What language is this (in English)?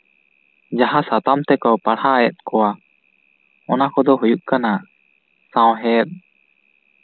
Santali